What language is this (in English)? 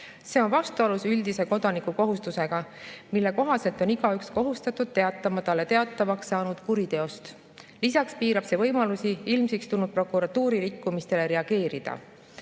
Estonian